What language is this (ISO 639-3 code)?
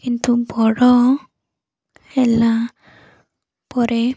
ori